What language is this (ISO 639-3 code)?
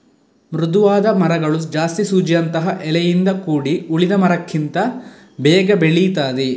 kan